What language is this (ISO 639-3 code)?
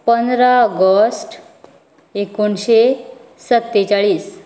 kok